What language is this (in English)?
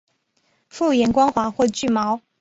Chinese